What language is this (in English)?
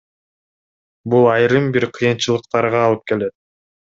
Kyrgyz